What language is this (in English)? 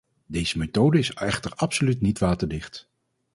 Dutch